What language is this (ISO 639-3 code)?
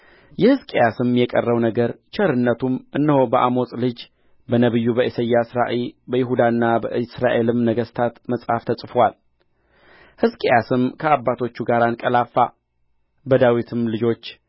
amh